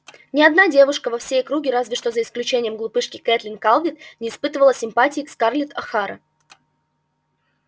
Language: Russian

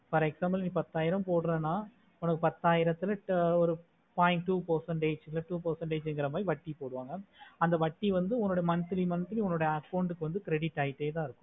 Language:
Tamil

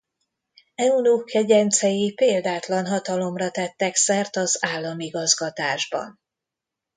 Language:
Hungarian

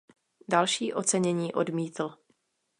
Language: Czech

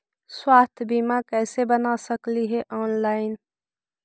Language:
Magahi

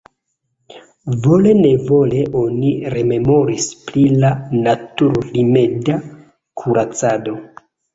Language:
Esperanto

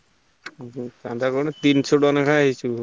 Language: Odia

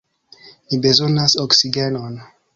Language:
Esperanto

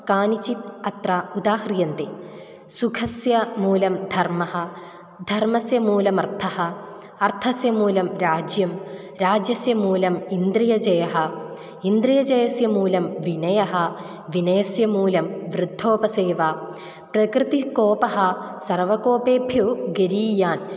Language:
Sanskrit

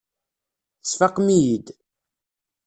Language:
Kabyle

